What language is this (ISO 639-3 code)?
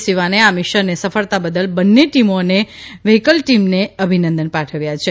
guj